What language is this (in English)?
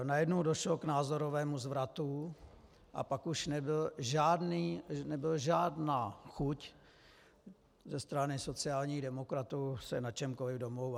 Czech